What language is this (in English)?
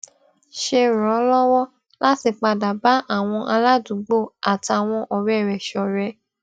Yoruba